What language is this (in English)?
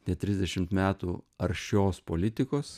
Lithuanian